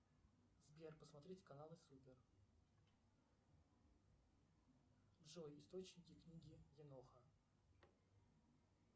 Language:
Russian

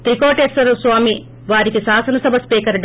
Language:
Telugu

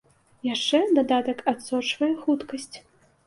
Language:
Belarusian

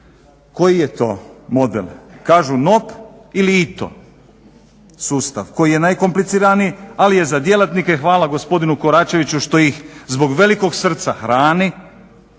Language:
Croatian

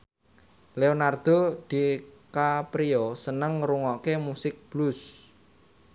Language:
Javanese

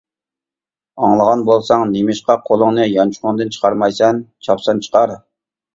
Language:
Uyghur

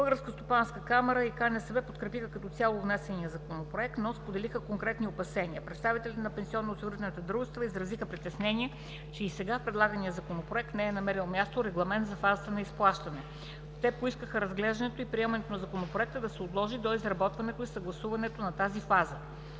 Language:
Bulgarian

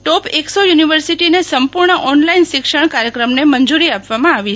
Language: Gujarati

